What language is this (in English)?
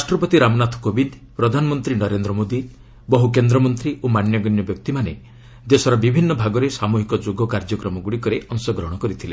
Odia